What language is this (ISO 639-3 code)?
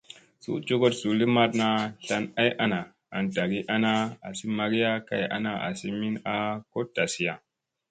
mse